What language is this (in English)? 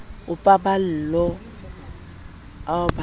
Southern Sotho